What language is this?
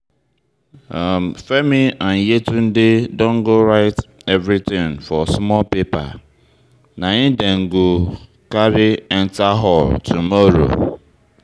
Nigerian Pidgin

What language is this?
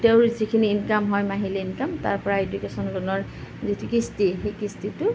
Assamese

